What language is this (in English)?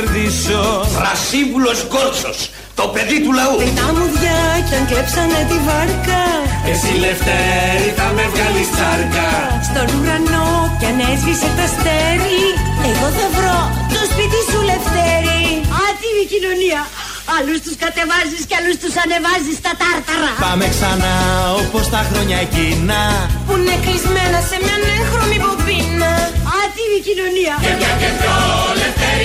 Greek